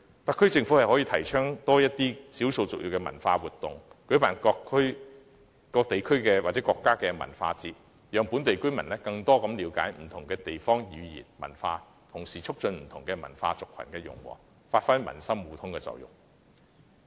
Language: Cantonese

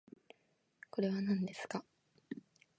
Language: Japanese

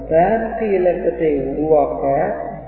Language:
Tamil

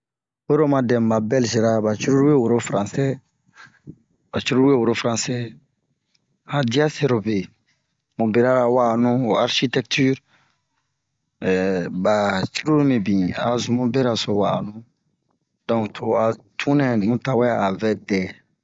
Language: Bomu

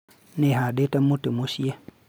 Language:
Kikuyu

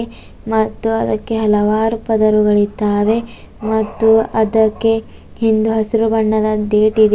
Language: Kannada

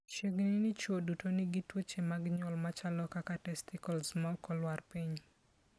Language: Luo (Kenya and Tanzania)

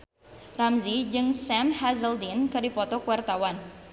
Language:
Sundanese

